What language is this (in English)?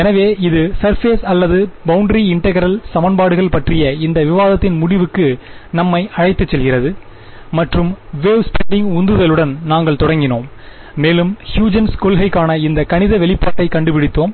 Tamil